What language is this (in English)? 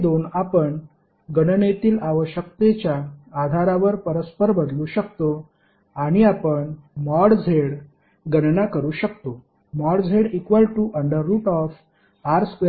Marathi